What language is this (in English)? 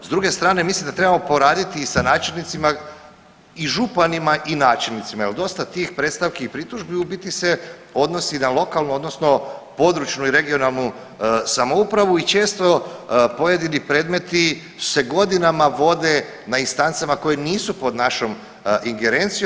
Croatian